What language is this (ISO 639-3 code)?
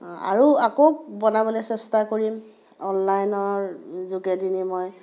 asm